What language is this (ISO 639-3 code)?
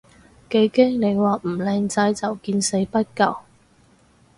yue